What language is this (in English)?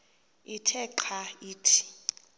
Xhosa